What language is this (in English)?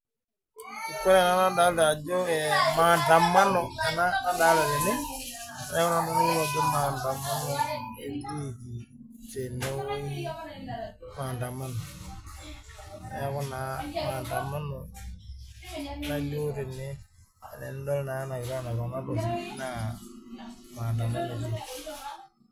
Masai